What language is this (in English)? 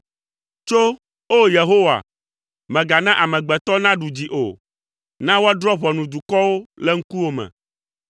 Ewe